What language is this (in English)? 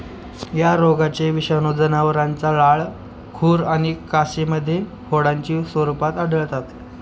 Marathi